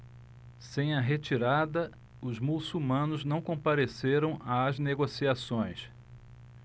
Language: Portuguese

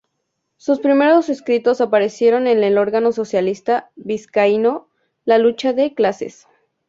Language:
Spanish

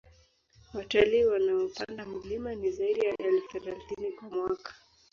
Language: Swahili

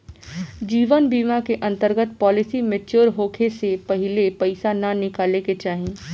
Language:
Bhojpuri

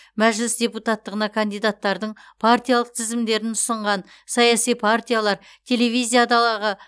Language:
Kazakh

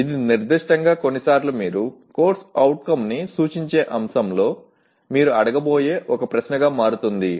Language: Telugu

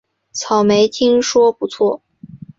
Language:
Chinese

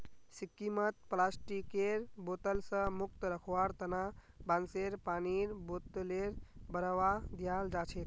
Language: Magahi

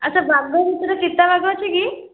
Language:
Odia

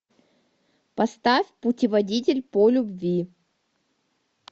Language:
Russian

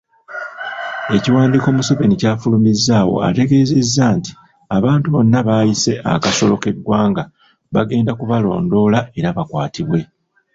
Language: Ganda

